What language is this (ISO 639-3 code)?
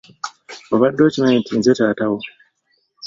lug